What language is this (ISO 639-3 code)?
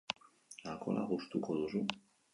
eus